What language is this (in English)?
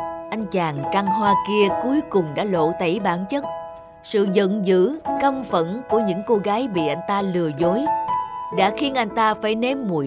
Vietnamese